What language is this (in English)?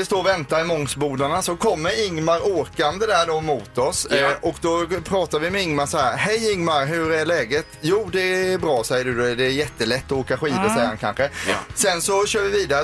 Swedish